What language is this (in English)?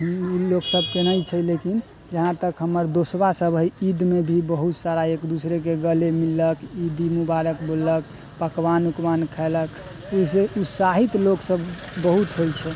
Maithili